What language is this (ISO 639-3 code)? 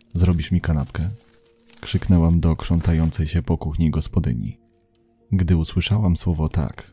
pol